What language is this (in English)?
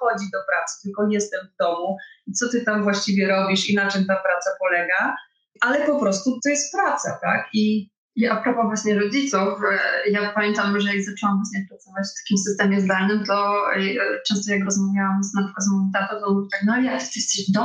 Polish